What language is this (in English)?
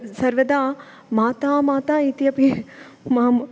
Sanskrit